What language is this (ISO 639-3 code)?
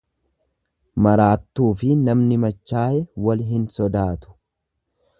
orm